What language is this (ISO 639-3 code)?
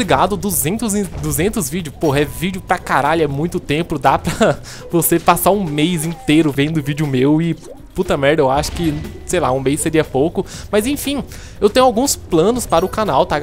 por